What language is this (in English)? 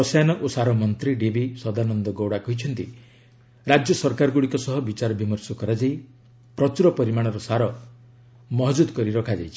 Odia